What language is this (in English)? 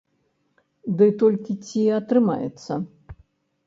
Belarusian